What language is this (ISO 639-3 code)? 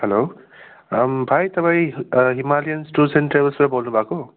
nep